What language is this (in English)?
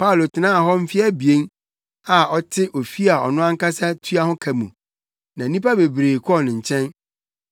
Akan